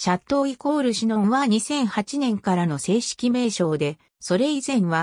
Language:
Japanese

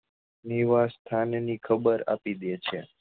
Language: Gujarati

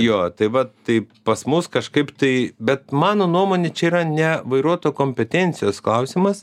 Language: Lithuanian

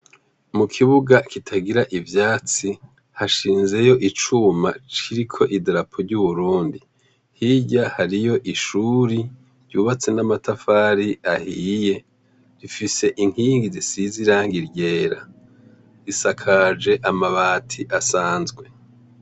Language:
Rundi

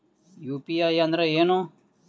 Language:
Kannada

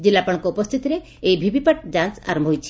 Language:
Odia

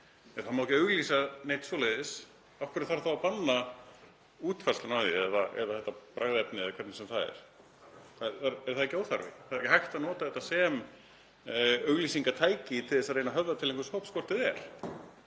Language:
Icelandic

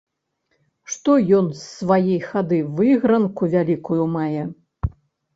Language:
Belarusian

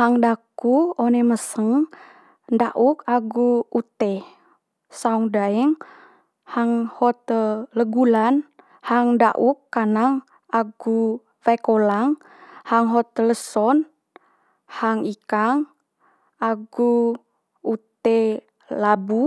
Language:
Manggarai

